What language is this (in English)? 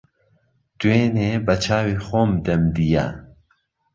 Central Kurdish